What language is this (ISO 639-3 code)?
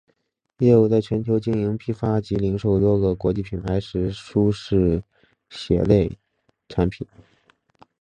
zho